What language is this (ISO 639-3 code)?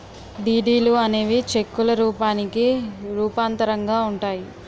tel